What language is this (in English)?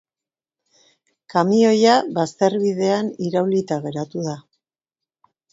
Basque